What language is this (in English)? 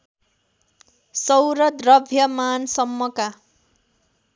Nepali